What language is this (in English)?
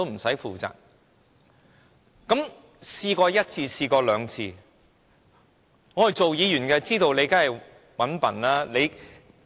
Cantonese